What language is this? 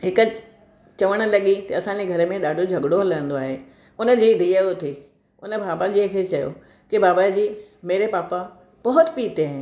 Sindhi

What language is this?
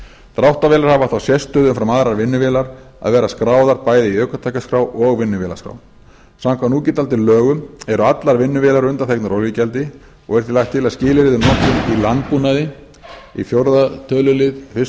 Icelandic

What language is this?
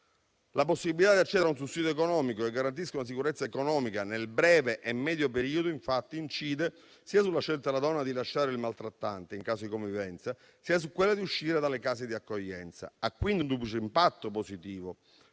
Italian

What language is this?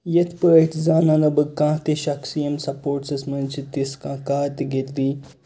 Kashmiri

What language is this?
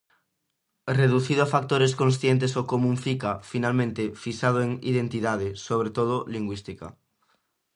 Galician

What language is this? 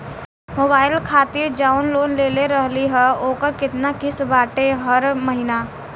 Bhojpuri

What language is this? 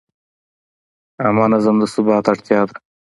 Pashto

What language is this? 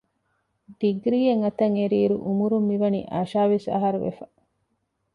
Divehi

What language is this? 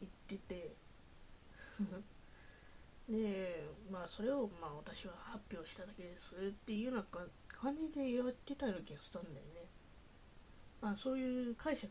Japanese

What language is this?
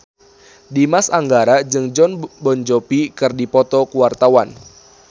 Sundanese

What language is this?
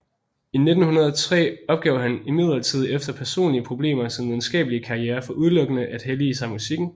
Danish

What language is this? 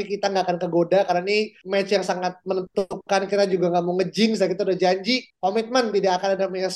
Indonesian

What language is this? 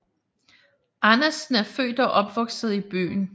Danish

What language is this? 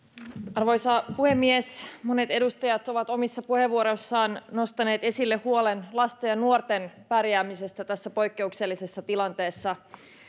Finnish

